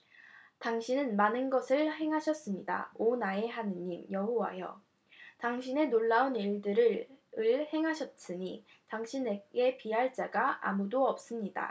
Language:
Korean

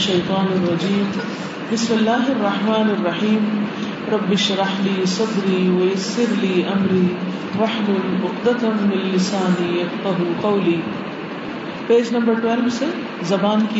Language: Urdu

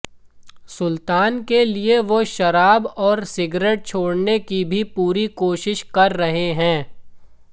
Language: Hindi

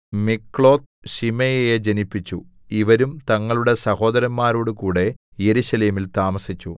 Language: Malayalam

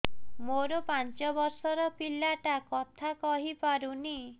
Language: Odia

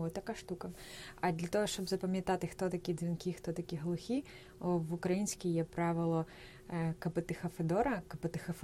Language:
Ukrainian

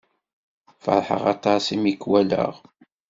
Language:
Kabyle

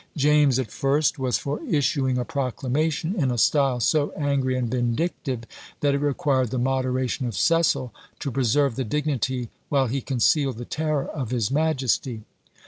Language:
English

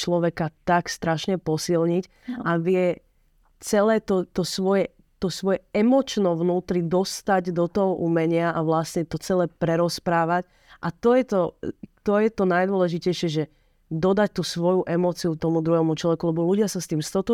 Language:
Slovak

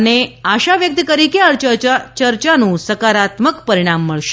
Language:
Gujarati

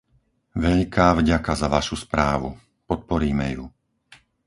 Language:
Slovak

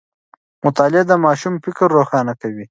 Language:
Pashto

